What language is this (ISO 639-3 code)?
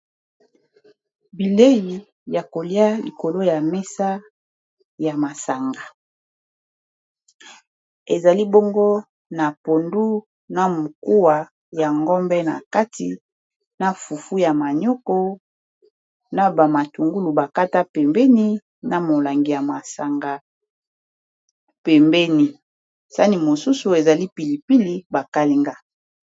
lin